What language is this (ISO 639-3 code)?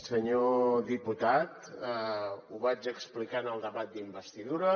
cat